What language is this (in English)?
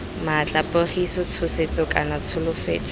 Tswana